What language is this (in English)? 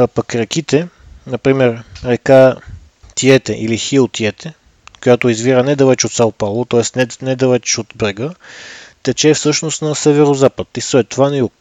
Bulgarian